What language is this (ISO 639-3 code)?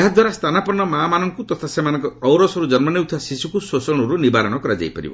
ori